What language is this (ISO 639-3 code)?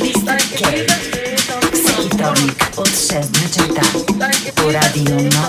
bul